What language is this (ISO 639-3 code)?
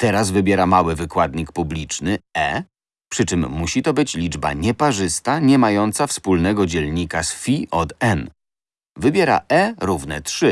pol